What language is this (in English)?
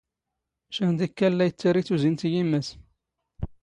Standard Moroccan Tamazight